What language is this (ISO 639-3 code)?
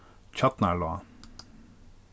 fao